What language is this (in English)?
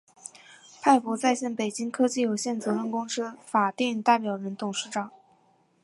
Chinese